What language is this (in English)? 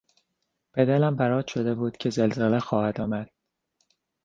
Persian